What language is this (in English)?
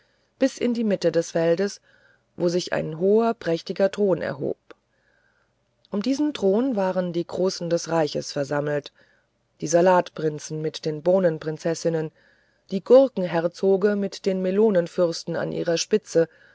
German